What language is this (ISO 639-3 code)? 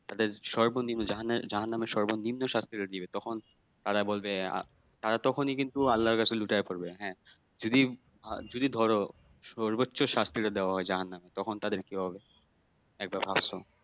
ben